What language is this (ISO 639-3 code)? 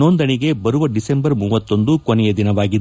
kan